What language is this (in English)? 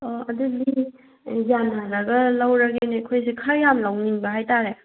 Manipuri